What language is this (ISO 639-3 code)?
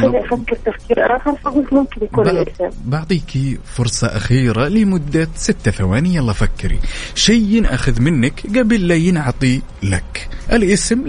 ara